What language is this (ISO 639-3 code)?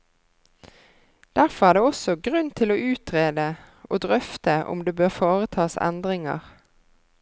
nor